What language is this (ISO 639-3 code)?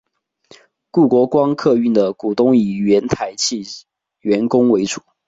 zho